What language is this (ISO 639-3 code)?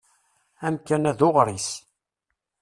kab